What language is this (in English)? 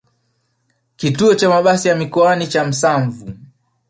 Swahili